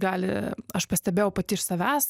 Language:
Lithuanian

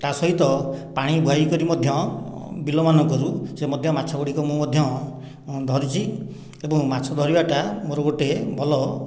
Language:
Odia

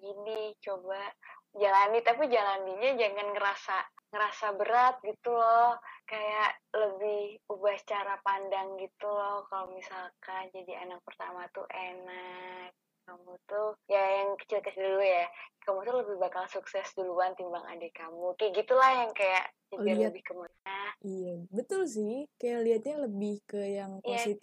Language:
Indonesian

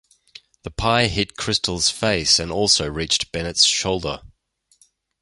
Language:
English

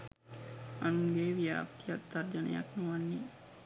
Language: Sinhala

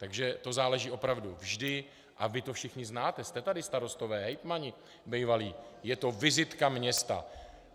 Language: Czech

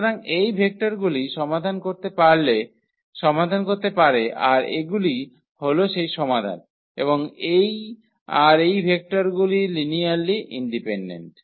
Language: Bangla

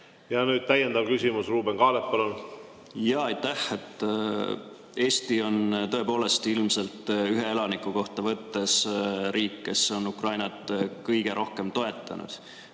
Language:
Estonian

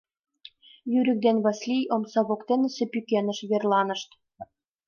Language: Mari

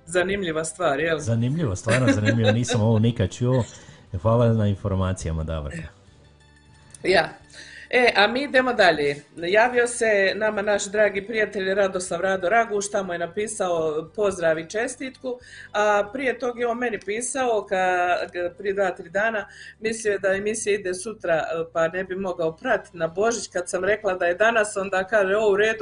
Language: Croatian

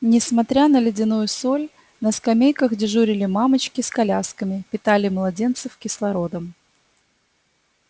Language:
Russian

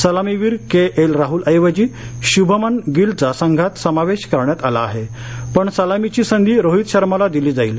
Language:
Marathi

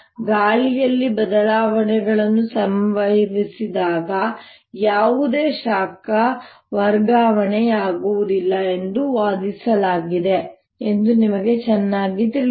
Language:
Kannada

